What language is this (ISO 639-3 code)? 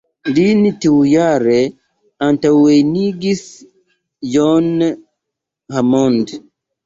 epo